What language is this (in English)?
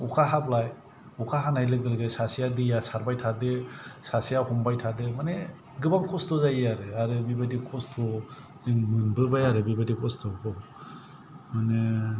Bodo